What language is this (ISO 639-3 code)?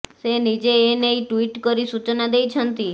ori